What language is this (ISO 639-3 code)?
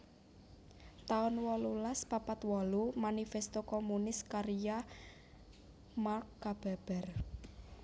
jav